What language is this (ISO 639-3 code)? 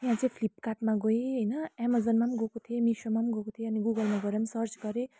nep